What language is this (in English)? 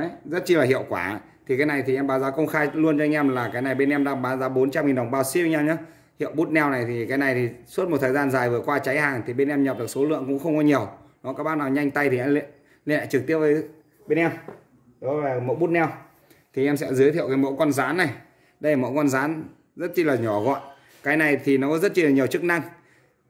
Vietnamese